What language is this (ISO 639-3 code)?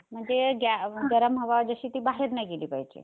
mar